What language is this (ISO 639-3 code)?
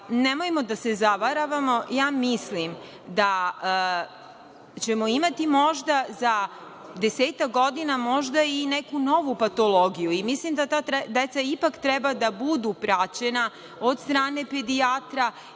srp